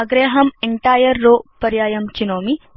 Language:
Sanskrit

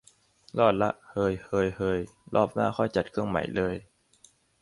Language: Thai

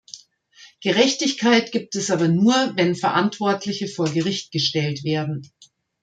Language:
German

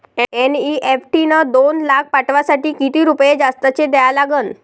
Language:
Marathi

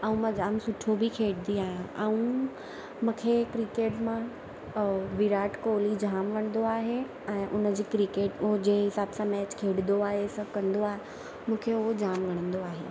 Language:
Sindhi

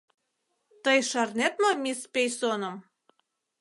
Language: Mari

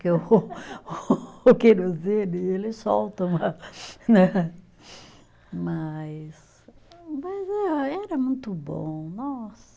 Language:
Portuguese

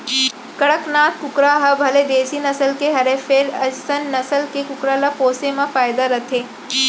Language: Chhattisgarhi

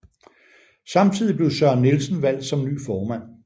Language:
Danish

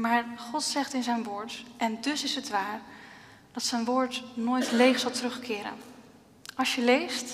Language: Dutch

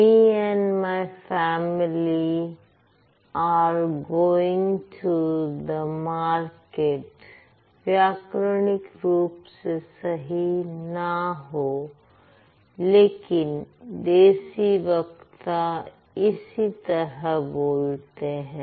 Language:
Hindi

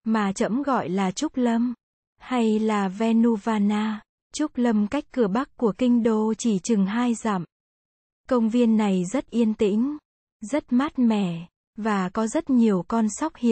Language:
Vietnamese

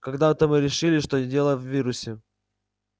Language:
Russian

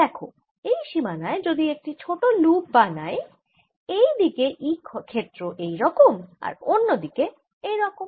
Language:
Bangla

